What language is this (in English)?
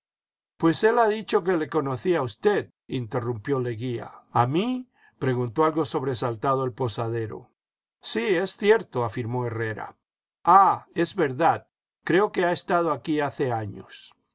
Spanish